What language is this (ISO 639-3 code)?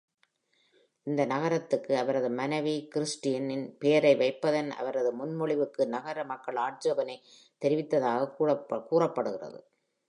tam